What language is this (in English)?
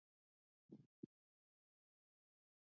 Pashto